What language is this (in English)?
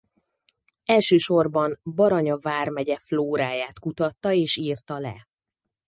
Hungarian